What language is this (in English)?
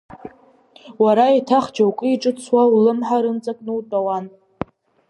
Abkhazian